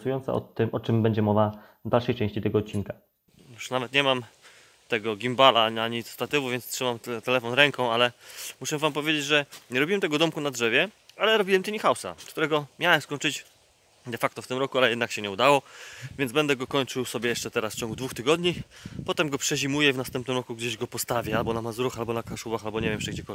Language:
Polish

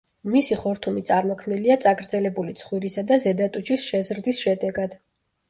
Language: Georgian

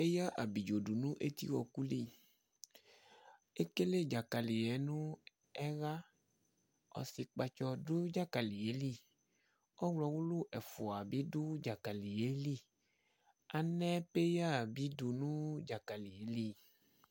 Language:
Ikposo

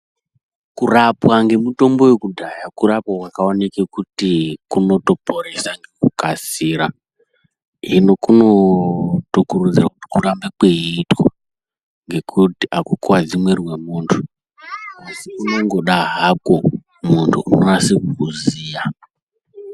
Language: Ndau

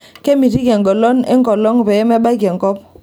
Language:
Masai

